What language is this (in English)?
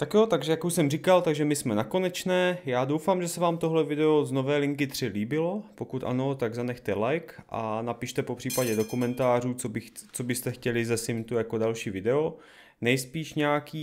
Czech